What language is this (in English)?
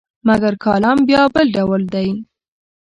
Pashto